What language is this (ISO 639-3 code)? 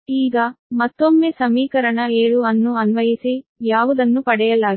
kan